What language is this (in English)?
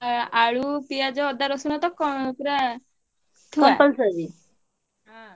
Odia